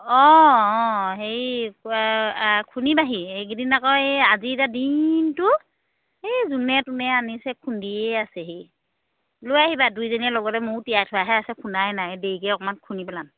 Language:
Assamese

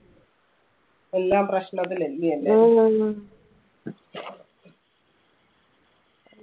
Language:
Malayalam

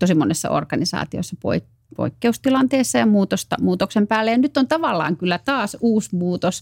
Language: Finnish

